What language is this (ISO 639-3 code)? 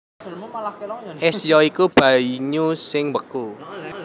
jav